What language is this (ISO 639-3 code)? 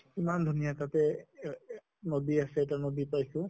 asm